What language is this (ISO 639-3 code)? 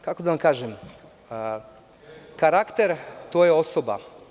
srp